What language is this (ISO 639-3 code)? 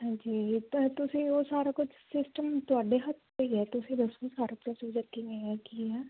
pan